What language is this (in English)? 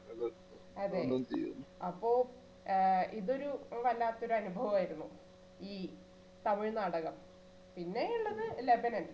Malayalam